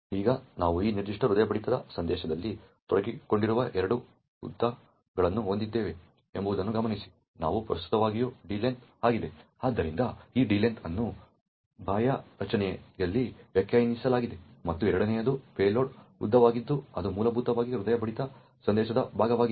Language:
Kannada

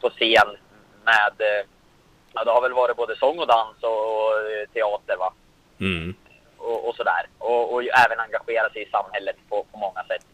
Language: Swedish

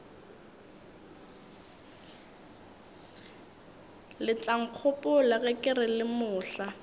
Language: Northern Sotho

